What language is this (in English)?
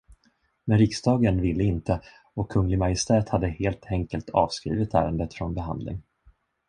Swedish